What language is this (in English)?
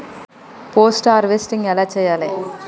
Telugu